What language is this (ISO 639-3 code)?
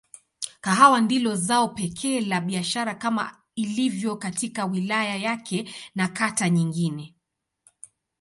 swa